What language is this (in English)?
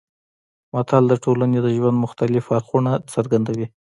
Pashto